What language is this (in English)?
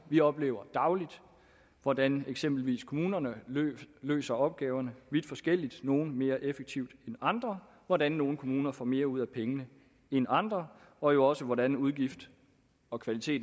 Danish